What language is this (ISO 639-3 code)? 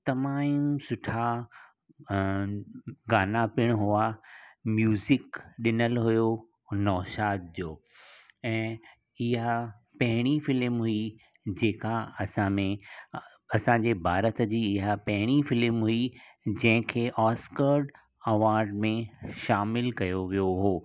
snd